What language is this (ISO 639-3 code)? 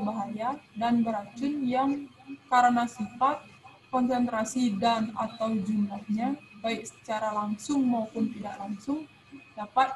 ind